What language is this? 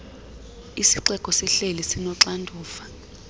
Xhosa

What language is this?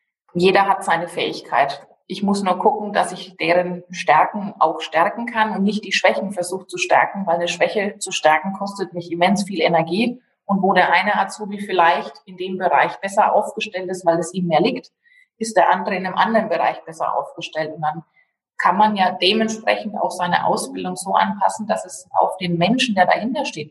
German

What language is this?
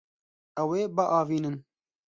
Kurdish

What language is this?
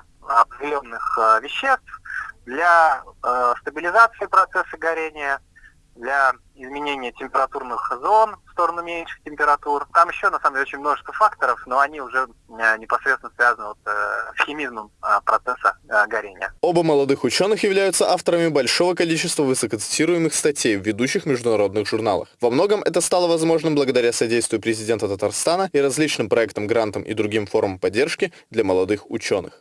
Russian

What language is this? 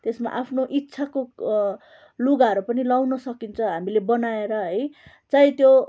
Nepali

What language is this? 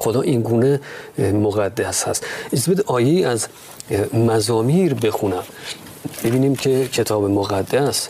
Persian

